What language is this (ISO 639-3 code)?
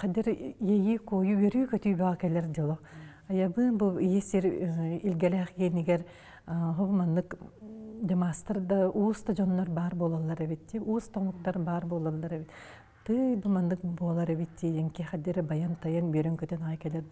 ara